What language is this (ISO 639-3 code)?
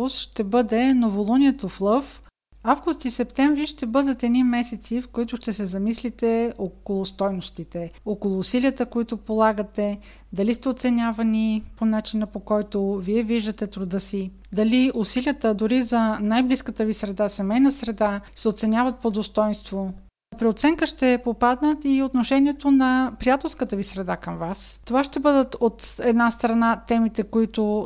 bul